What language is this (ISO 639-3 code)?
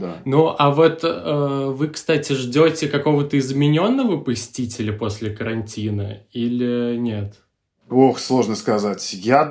rus